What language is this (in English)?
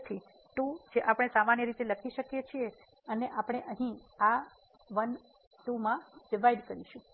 Gujarati